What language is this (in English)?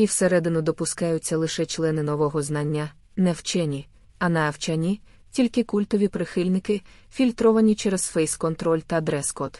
Ukrainian